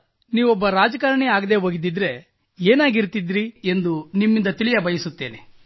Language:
Kannada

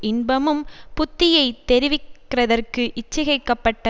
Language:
Tamil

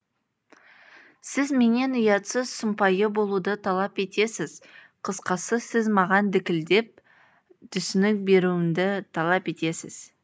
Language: Kazakh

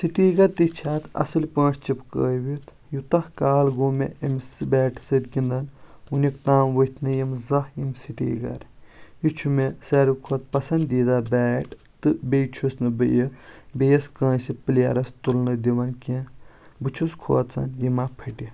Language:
Kashmiri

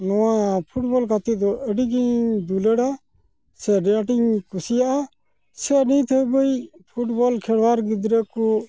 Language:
Santali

